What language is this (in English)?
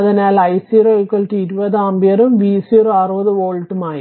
Malayalam